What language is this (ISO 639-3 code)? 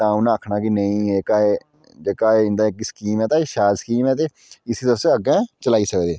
doi